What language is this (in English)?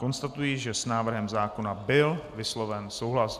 Czech